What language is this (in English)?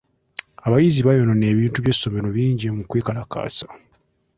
Ganda